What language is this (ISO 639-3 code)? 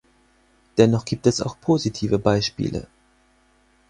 deu